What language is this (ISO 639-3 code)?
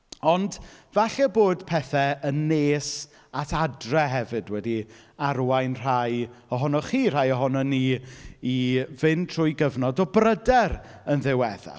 cym